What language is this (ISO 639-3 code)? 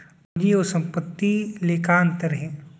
hne